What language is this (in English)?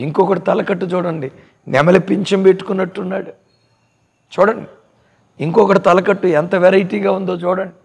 Telugu